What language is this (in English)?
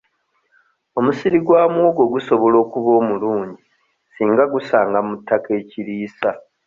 Ganda